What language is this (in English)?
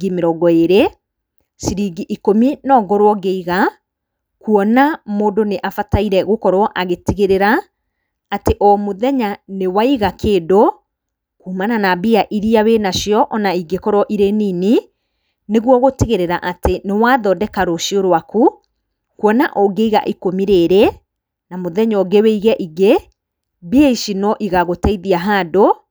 Kikuyu